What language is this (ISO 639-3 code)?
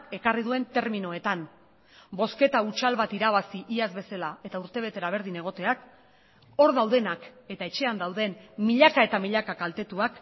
eus